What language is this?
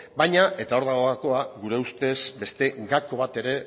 Basque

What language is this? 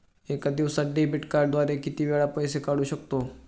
Marathi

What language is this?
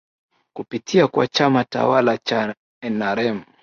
Swahili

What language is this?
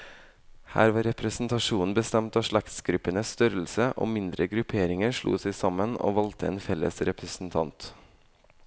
Norwegian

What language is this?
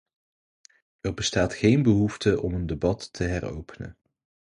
Dutch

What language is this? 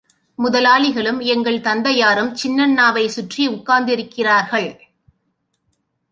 Tamil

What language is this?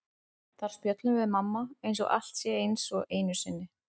Icelandic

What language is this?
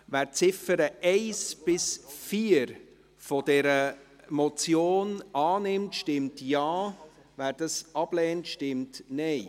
Swiss German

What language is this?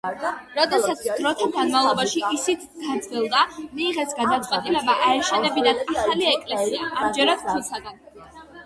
Georgian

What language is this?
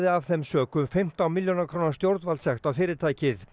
Icelandic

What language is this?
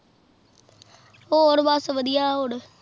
Punjabi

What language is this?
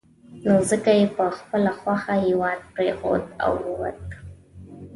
Pashto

